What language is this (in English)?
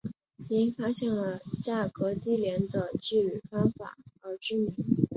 Chinese